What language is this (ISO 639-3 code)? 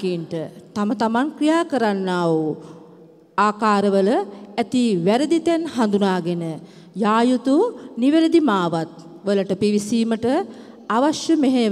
ron